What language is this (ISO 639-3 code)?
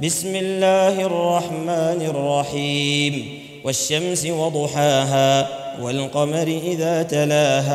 ara